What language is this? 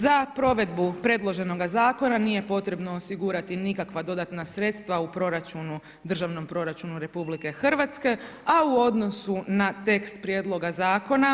Croatian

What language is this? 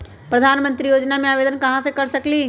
Magahi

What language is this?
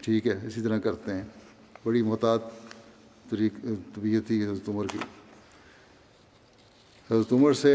Urdu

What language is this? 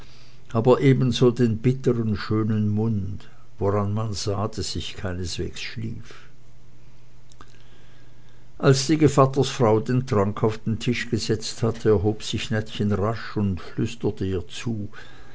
German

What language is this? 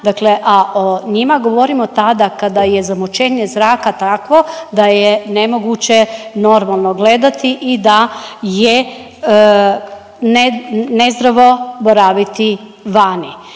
Croatian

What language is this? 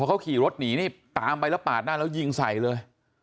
Thai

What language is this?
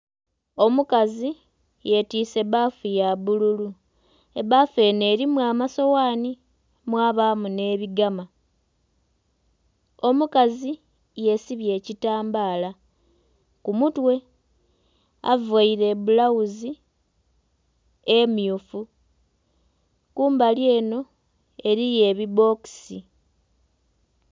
Soga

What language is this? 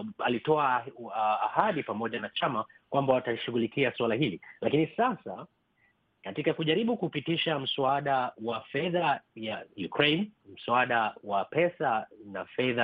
Swahili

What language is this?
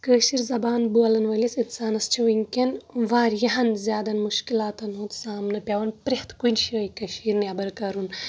Kashmiri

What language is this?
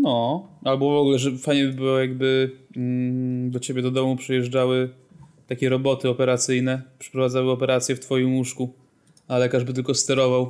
Polish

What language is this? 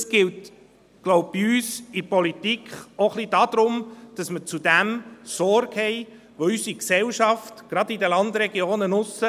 Swiss German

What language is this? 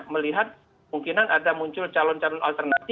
Indonesian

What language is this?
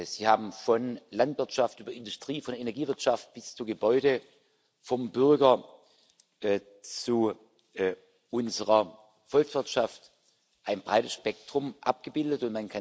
German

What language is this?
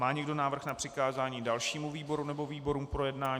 Czech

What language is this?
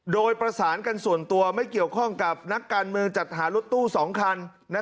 Thai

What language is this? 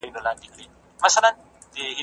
Pashto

